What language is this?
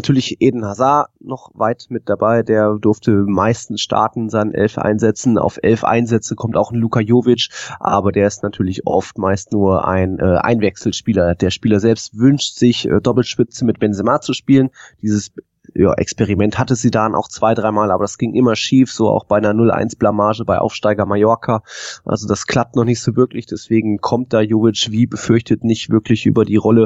German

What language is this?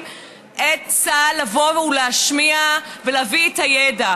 Hebrew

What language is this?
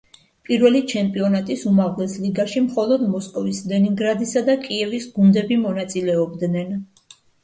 Georgian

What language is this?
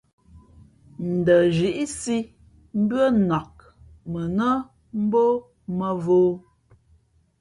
Fe'fe'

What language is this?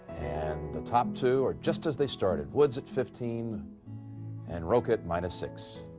English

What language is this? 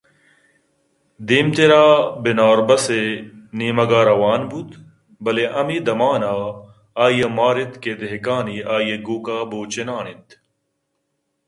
Eastern Balochi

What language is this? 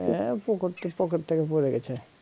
Bangla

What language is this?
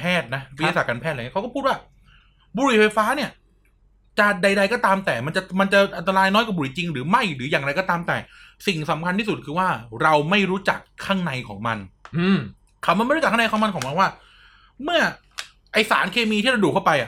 Thai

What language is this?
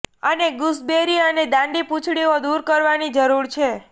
Gujarati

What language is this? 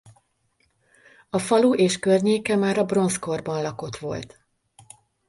Hungarian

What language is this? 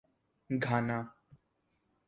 Urdu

